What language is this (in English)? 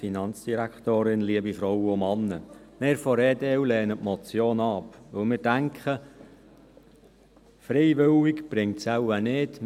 Swiss German